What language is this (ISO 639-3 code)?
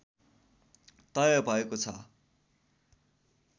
nep